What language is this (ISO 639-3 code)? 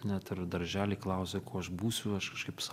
lit